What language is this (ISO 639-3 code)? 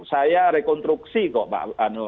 ind